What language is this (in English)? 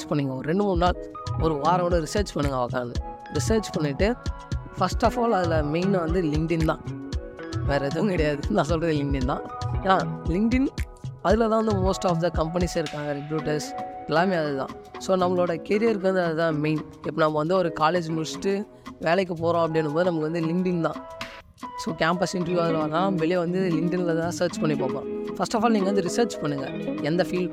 Tamil